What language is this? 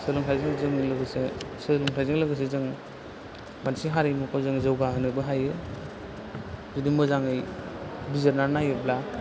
Bodo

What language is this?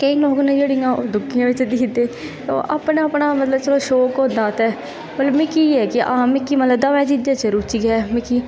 Dogri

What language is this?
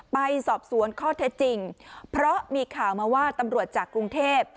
Thai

